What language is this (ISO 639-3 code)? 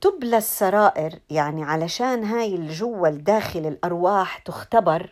ara